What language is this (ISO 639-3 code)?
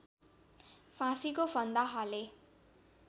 nep